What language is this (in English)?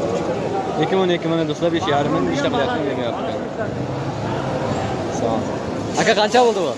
Turkish